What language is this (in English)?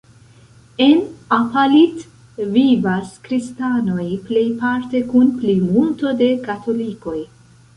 Esperanto